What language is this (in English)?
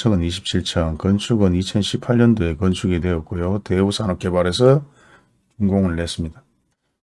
Korean